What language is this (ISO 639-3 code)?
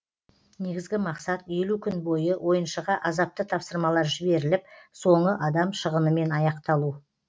kaz